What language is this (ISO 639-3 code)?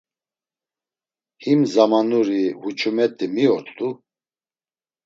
lzz